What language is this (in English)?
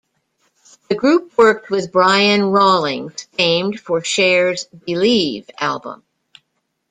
English